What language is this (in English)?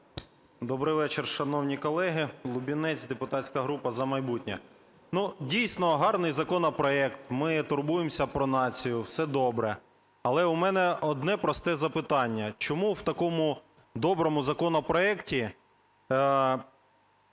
Ukrainian